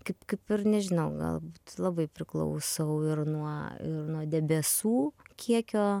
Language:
Lithuanian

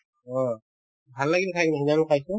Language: Assamese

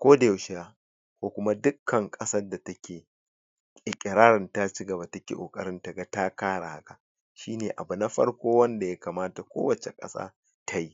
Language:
Hausa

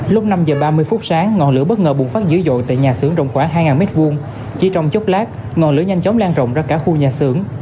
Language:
Vietnamese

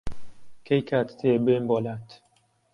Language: Central Kurdish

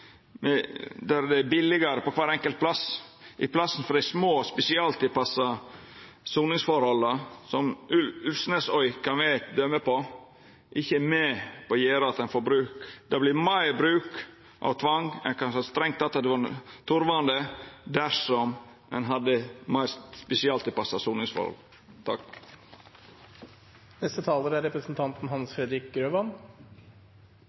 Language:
Norwegian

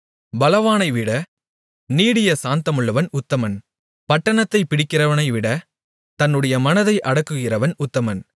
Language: Tamil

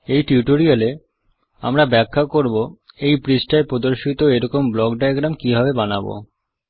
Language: Bangla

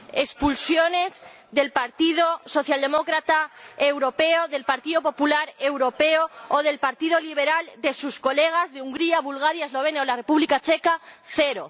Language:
Spanish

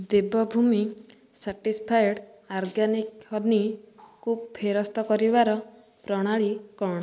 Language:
Odia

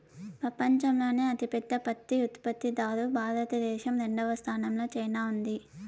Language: Telugu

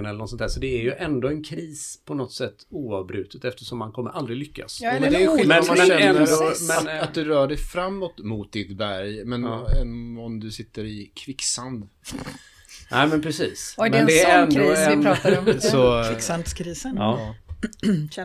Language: Swedish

